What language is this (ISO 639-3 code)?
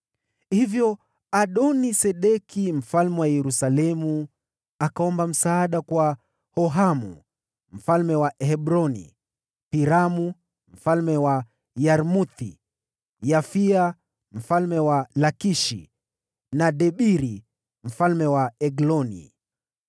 swa